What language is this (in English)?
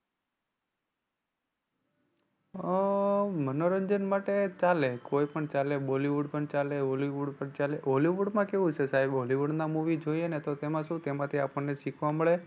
Gujarati